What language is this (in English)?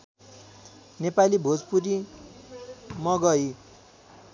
Nepali